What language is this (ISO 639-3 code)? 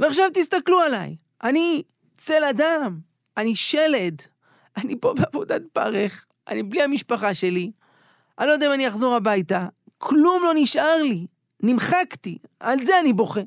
heb